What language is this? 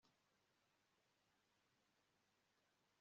Kinyarwanda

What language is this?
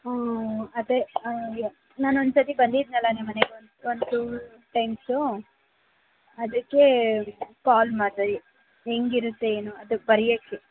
Kannada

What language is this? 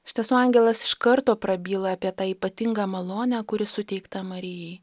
Lithuanian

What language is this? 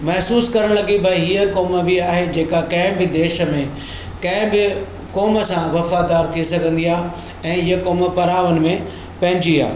Sindhi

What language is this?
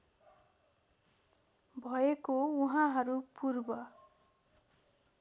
Nepali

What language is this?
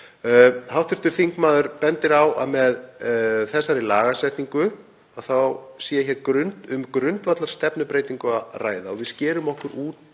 Icelandic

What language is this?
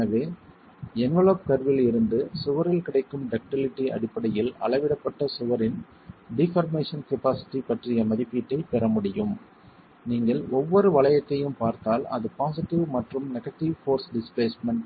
Tamil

